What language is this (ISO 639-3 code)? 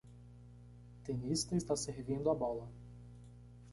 por